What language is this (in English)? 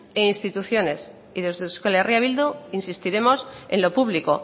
Spanish